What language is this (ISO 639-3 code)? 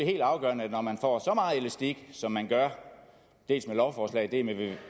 dan